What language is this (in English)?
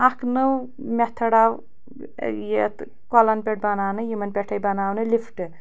Kashmiri